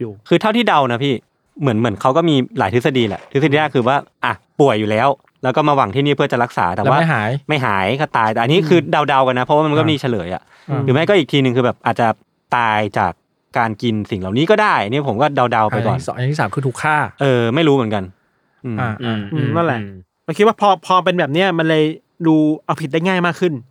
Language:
Thai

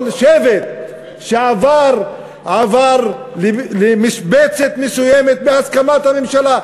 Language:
Hebrew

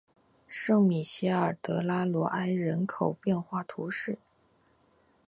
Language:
Chinese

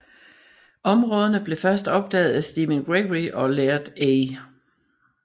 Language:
Danish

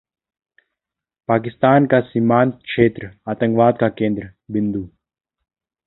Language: Hindi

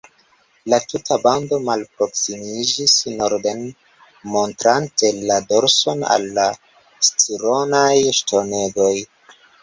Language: Esperanto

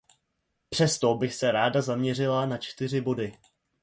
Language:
Czech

